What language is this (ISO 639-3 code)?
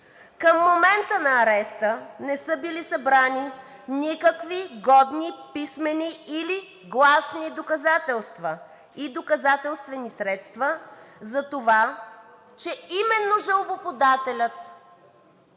bul